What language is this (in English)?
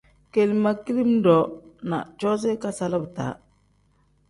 Tem